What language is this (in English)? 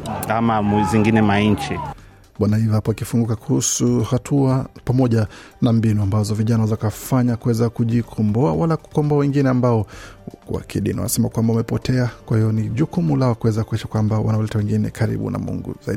Swahili